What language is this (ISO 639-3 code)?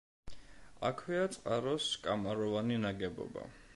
kat